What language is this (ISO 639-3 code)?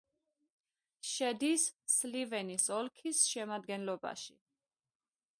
kat